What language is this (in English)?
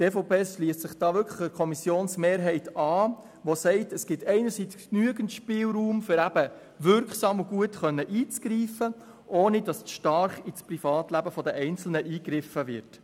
Swiss German